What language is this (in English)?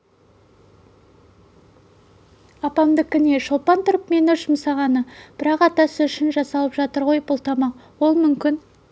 Kazakh